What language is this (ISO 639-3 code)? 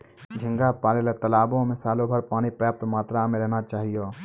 mai